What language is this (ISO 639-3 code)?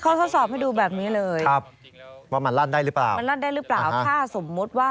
tha